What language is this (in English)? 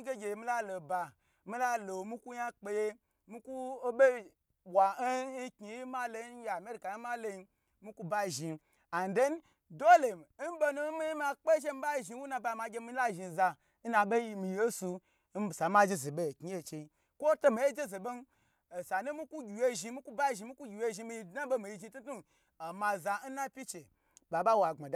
Gbagyi